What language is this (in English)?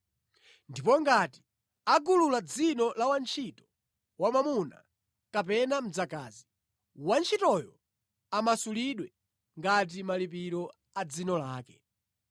Nyanja